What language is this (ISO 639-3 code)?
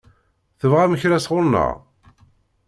kab